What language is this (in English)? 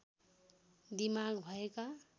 Nepali